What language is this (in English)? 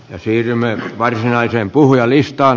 Finnish